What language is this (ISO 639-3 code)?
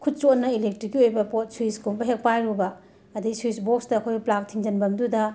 mni